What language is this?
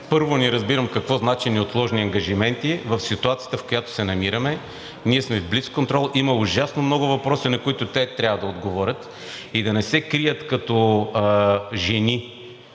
Bulgarian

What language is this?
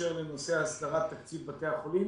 Hebrew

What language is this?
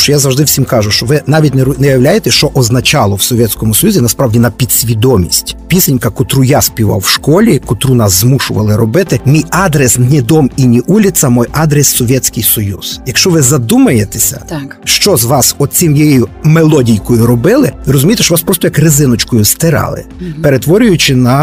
Ukrainian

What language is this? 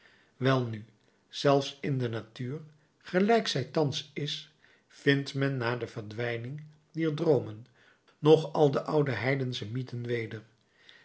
Dutch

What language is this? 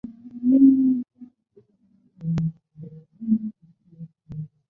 Chinese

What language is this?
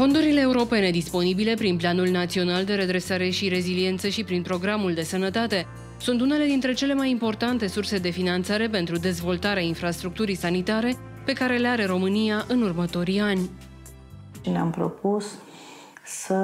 Romanian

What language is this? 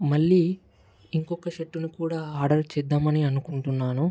Telugu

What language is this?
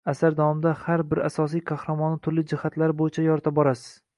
Uzbek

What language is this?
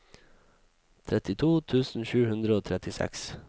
Norwegian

